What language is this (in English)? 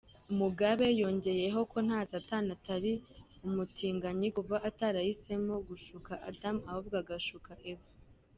Kinyarwanda